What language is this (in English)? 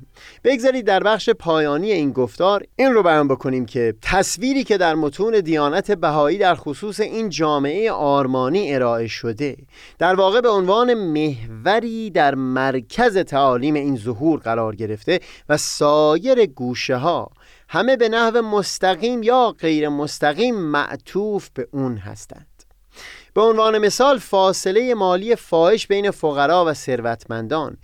Persian